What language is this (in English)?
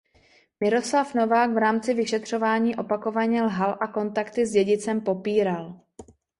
Czech